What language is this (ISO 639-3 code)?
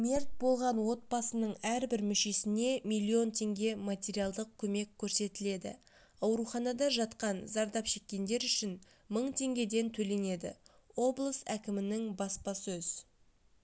kaz